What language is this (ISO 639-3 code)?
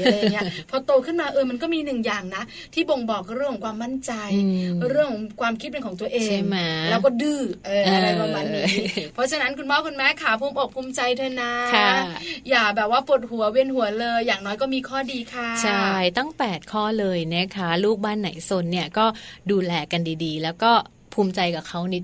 tha